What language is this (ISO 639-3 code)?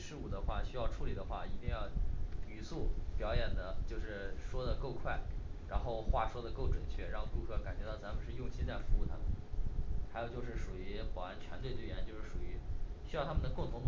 zho